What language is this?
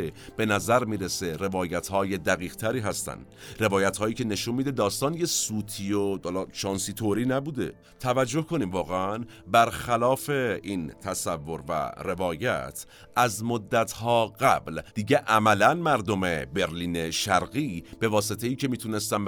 Persian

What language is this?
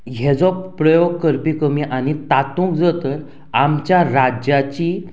Konkani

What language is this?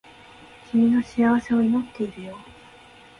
Japanese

